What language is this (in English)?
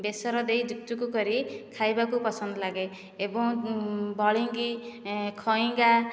Odia